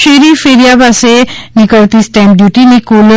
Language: Gujarati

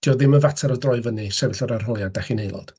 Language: Welsh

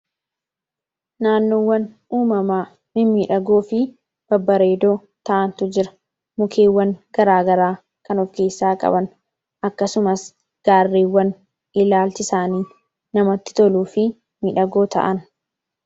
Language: Oromo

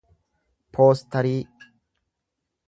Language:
Oromo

